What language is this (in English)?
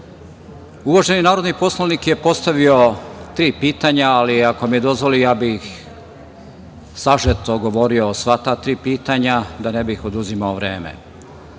Serbian